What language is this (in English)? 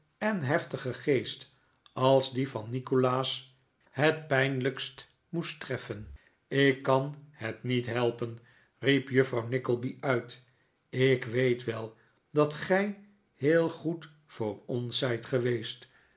Dutch